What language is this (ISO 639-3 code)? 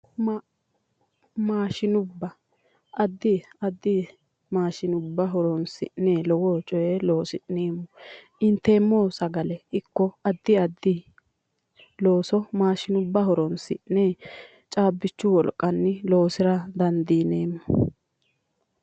sid